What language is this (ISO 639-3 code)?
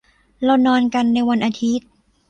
tha